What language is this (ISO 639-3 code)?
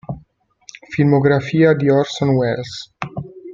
ita